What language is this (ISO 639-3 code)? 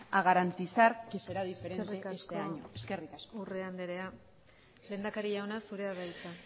eus